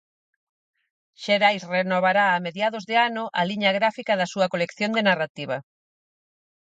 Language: Galician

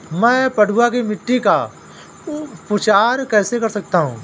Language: Hindi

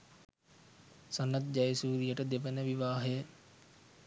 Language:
Sinhala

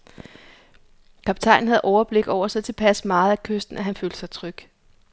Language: Danish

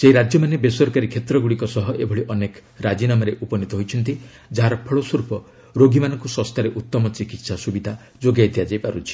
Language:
Odia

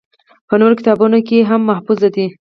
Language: Pashto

